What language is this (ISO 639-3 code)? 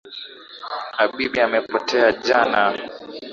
swa